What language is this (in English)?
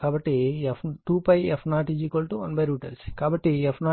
Telugu